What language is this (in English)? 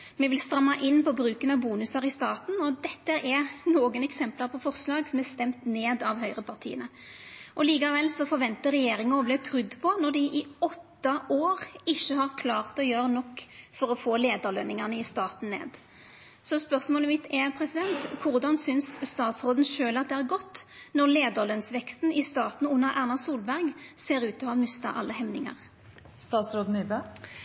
Norwegian Nynorsk